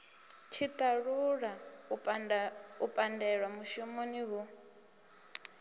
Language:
Venda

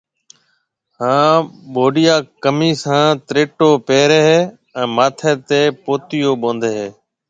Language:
Marwari (Pakistan)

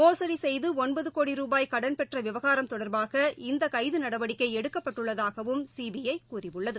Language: Tamil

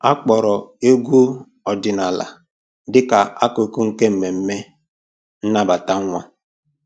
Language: Igbo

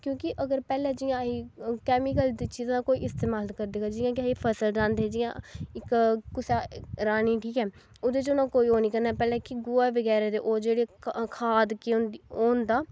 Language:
Dogri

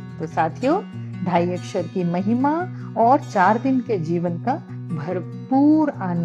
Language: Hindi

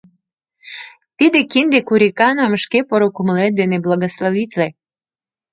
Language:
Mari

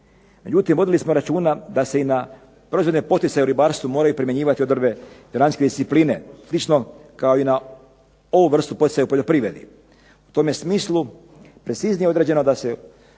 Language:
Croatian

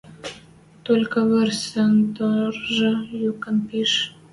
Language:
Western Mari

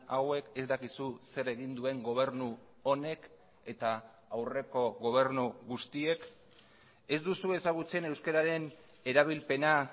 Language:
Basque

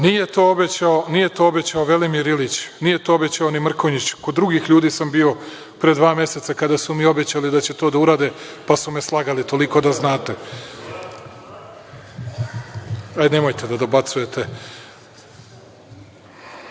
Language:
Serbian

